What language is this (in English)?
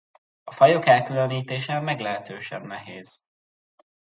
Hungarian